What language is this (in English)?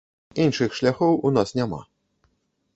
Belarusian